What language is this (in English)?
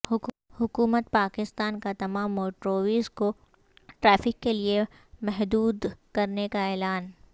Urdu